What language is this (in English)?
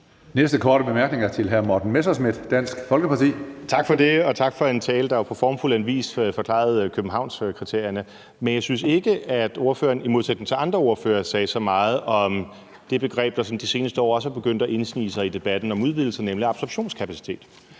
Danish